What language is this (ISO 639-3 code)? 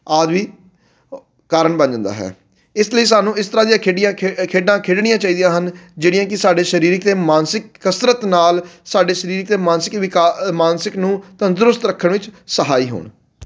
pan